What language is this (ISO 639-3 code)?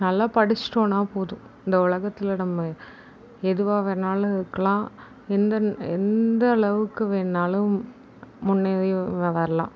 tam